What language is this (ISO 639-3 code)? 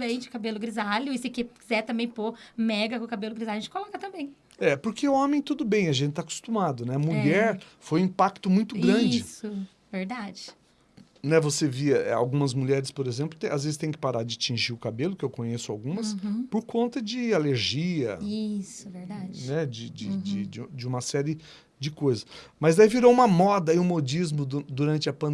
por